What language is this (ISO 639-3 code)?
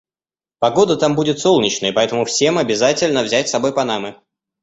rus